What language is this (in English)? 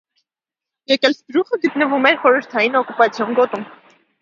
Armenian